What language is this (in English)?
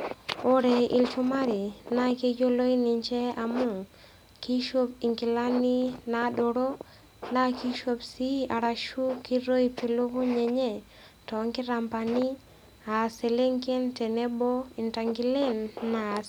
Masai